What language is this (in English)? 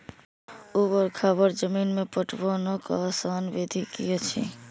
Maithili